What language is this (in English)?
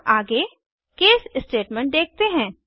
Hindi